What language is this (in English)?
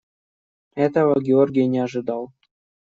Russian